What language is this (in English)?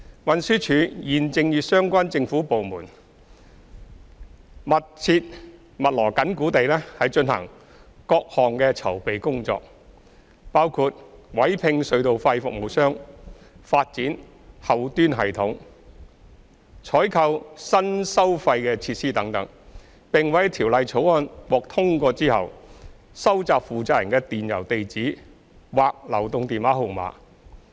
Cantonese